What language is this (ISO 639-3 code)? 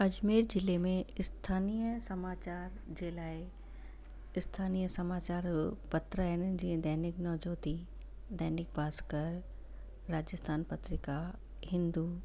snd